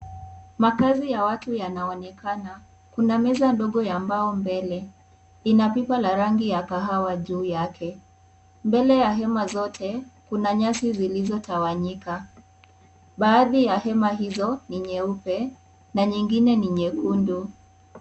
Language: Swahili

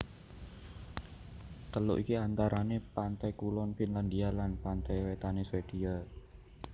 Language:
Javanese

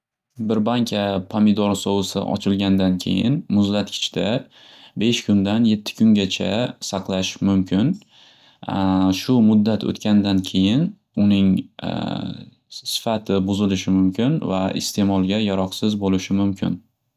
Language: Uzbek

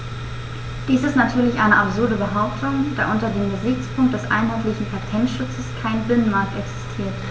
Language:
German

